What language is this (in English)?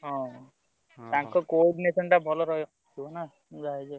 Odia